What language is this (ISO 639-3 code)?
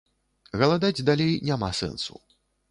bel